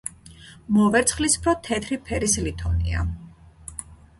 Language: Georgian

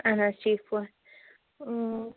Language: Kashmiri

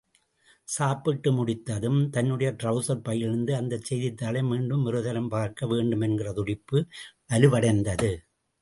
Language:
Tamil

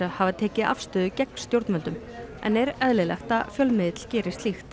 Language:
Icelandic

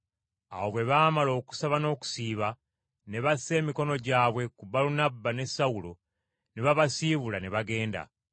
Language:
Ganda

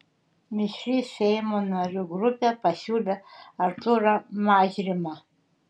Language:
Lithuanian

